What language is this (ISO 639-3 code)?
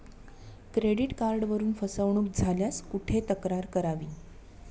mar